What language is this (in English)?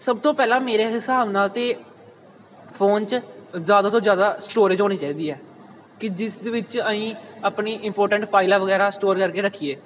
Punjabi